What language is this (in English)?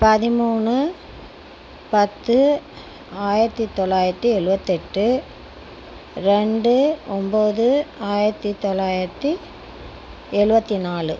Tamil